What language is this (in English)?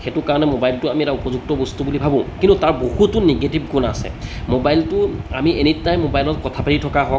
Assamese